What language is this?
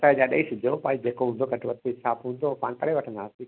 Sindhi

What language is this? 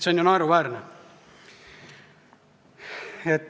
Estonian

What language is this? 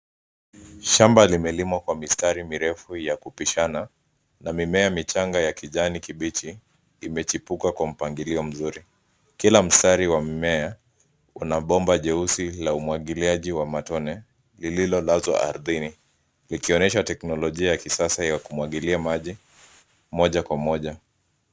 Swahili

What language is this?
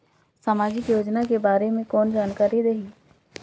Chhattisgarhi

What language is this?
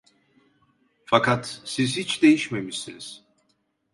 Turkish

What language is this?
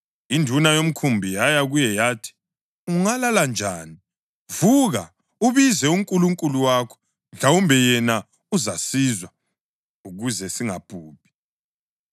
North Ndebele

